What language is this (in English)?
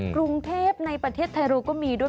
Thai